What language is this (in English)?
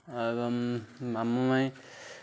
Odia